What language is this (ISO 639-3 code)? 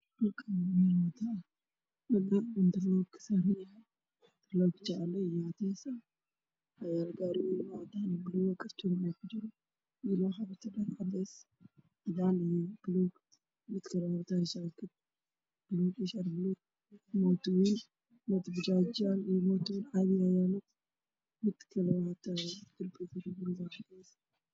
som